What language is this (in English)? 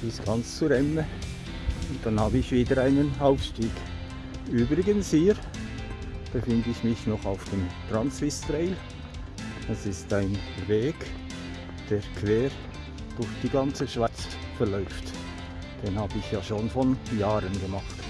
German